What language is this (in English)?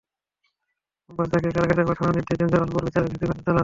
Bangla